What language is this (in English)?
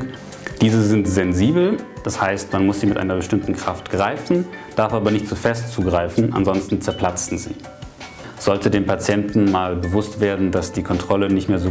German